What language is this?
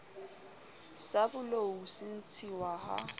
Southern Sotho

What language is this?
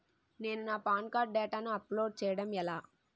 Telugu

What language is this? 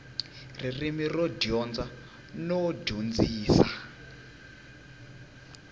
Tsonga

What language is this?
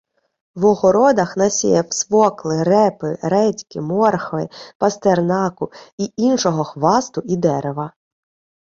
Ukrainian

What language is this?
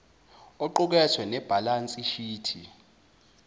Zulu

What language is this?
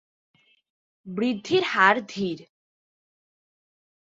Bangla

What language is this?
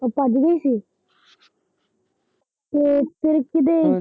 Punjabi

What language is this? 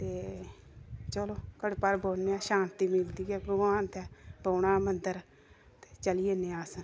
Dogri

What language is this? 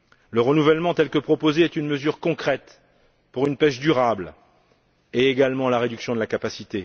French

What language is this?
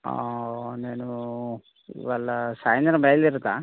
Telugu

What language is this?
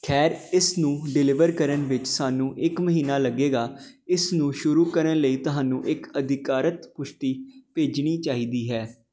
Punjabi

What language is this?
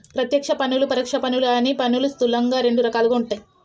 Telugu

